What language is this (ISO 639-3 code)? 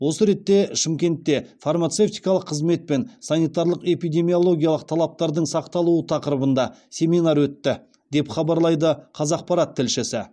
kaz